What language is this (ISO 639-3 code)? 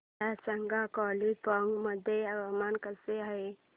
mar